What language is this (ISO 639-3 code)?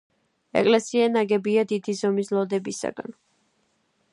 kat